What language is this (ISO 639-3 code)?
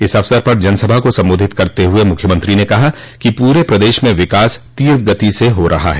hin